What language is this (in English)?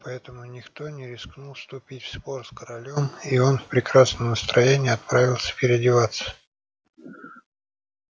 Russian